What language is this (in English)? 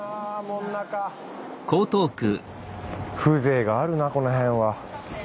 Japanese